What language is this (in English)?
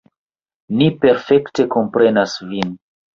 Esperanto